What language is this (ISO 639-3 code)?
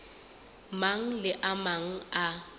sot